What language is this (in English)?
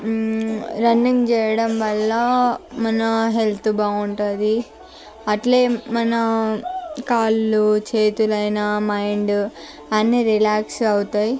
Telugu